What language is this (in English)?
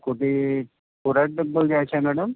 Marathi